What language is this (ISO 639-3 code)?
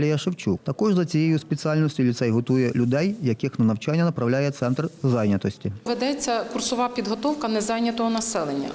ukr